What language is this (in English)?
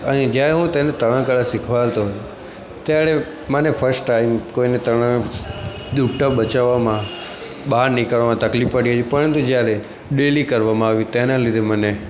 Gujarati